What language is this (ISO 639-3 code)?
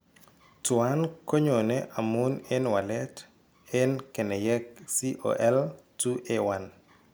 kln